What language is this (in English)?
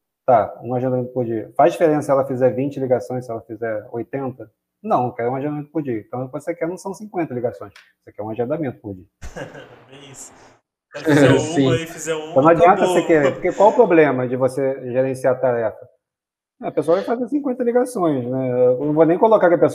Portuguese